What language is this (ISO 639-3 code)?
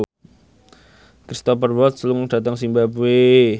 jav